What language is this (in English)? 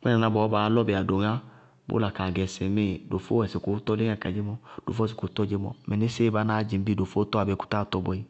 Bago-Kusuntu